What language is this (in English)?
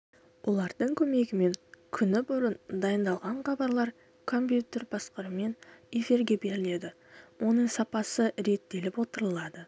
Kazakh